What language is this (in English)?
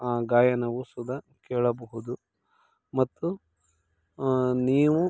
Kannada